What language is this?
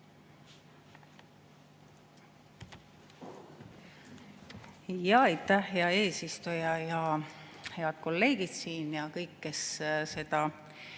Estonian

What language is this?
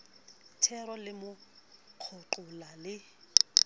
Southern Sotho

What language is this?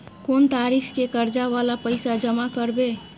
Maithili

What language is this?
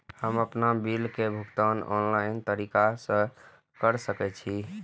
Maithili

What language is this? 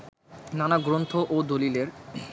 Bangla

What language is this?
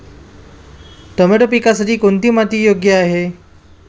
Marathi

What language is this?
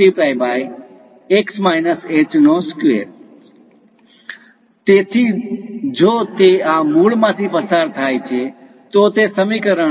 Gujarati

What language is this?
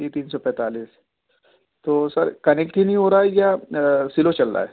Urdu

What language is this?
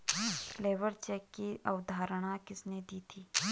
Hindi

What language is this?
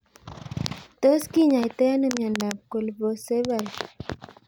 Kalenjin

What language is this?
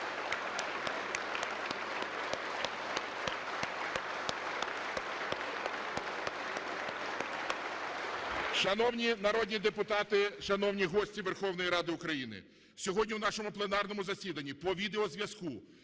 Ukrainian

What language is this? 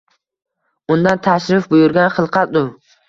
Uzbek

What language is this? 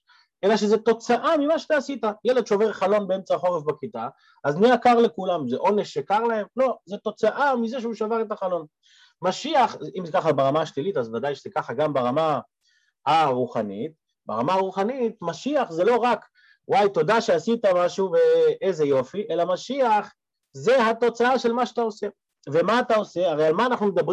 Hebrew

